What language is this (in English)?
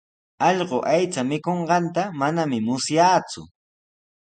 Sihuas Ancash Quechua